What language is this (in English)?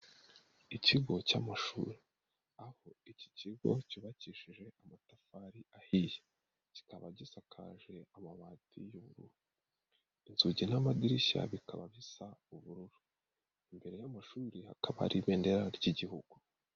Kinyarwanda